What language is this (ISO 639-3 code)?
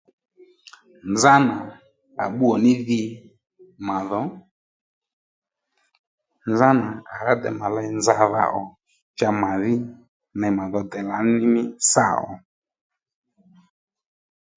led